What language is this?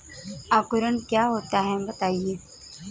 Hindi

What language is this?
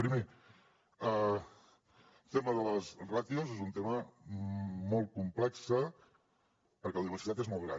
Catalan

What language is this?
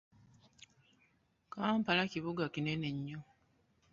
Ganda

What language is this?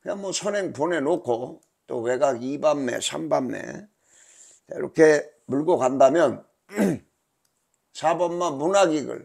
Korean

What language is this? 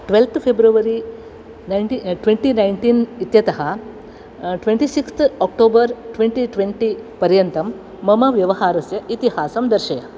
Sanskrit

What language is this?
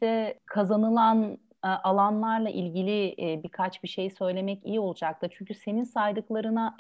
Turkish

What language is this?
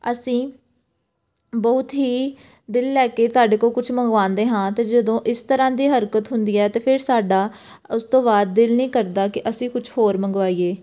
Punjabi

